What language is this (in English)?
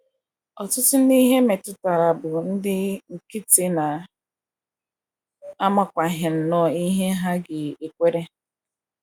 Igbo